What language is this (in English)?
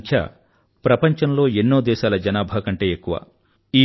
Telugu